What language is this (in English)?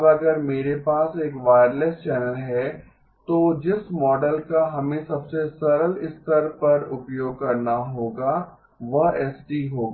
Hindi